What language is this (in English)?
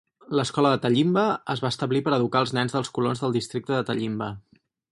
Catalan